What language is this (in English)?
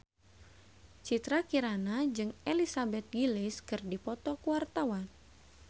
Sundanese